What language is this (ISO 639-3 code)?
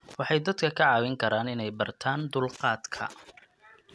som